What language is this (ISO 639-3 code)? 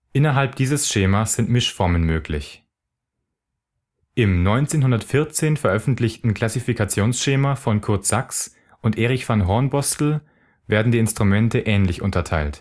deu